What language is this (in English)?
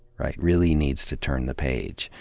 English